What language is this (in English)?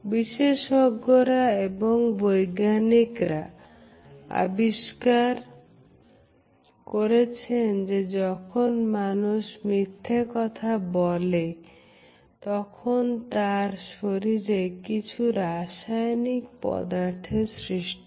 Bangla